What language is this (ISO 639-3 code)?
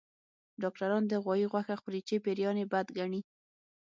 pus